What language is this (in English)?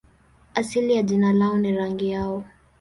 Swahili